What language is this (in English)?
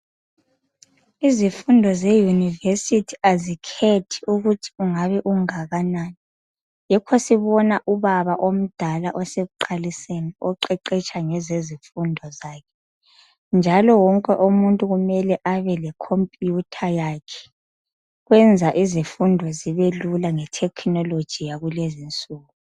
North Ndebele